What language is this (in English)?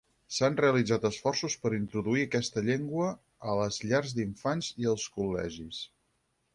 Catalan